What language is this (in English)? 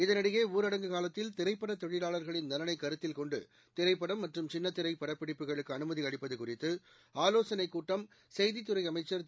Tamil